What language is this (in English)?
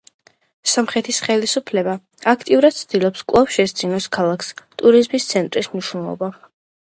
Georgian